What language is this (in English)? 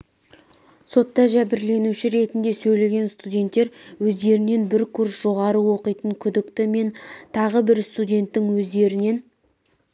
Kazakh